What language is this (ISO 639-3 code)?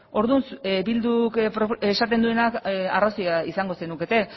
eus